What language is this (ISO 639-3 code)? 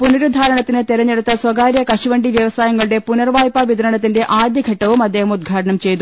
mal